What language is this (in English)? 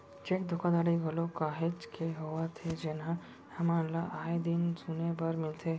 Chhattisgarhi